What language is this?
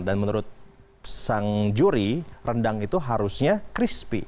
Indonesian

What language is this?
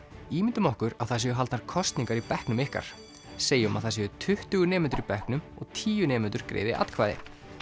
Icelandic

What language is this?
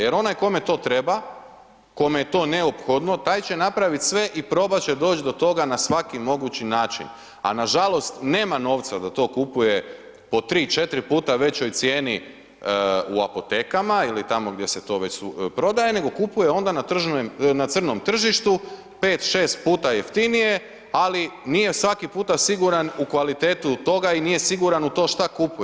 Croatian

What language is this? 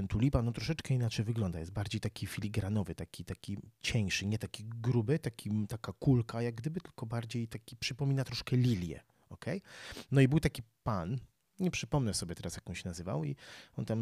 Polish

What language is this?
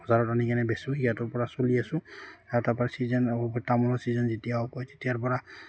Assamese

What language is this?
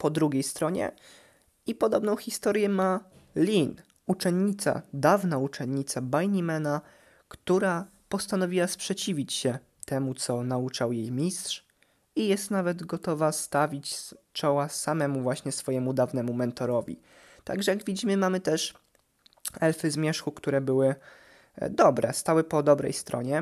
Polish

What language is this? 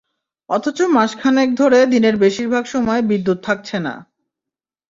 Bangla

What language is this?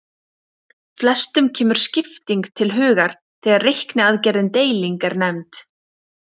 Icelandic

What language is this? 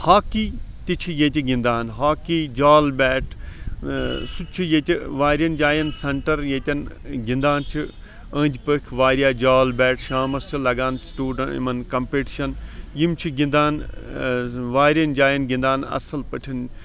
Kashmiri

